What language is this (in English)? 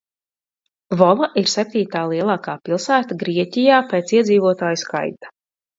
Latvian